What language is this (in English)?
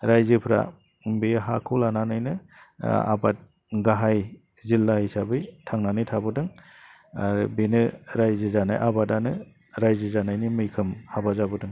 Bodo